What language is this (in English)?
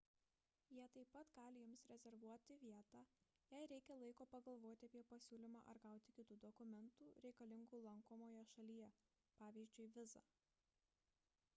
Lithuanian